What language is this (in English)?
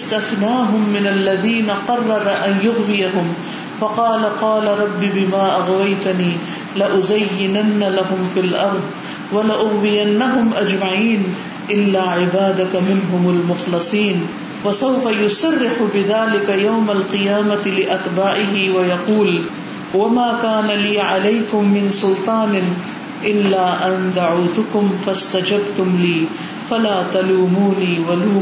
Urdu